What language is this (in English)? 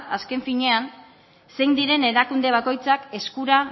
Basque